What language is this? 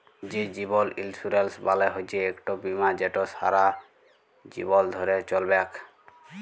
Bangla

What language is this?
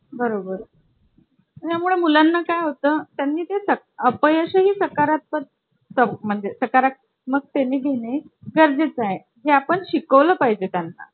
Marathi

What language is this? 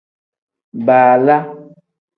Tem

